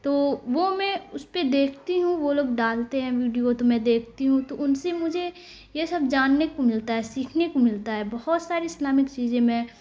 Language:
Urdu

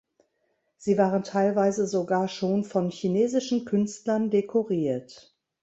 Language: German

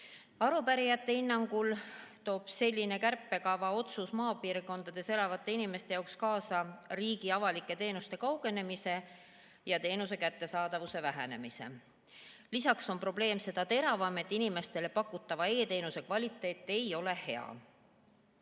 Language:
Estonian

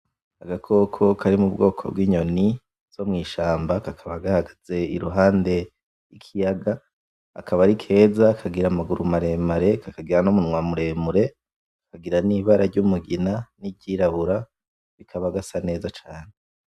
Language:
Rundi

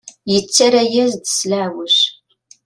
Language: Kabyle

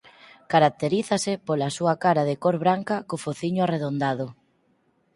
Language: Galician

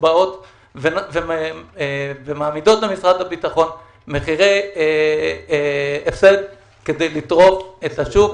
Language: Hebrew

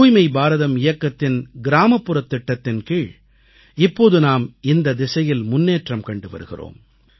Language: Tamil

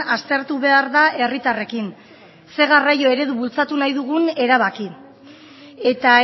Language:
Basque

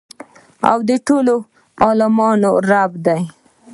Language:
Pashto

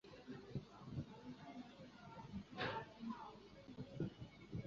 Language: Chinese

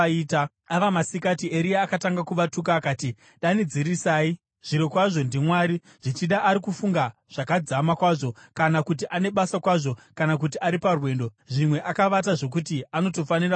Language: Shona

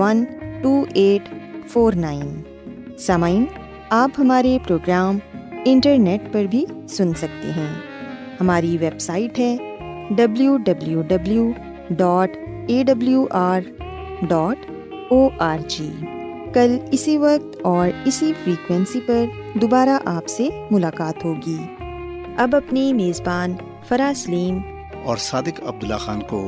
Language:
Urdu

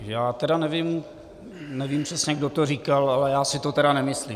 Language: Czech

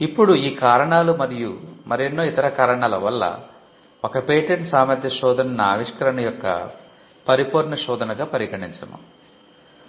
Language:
Telugu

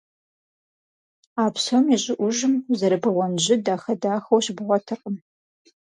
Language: Kabardian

